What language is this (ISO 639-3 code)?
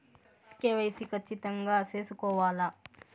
tel